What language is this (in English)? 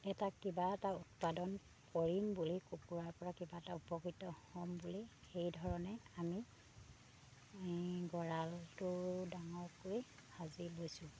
Assamese